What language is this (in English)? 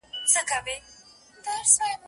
Pashto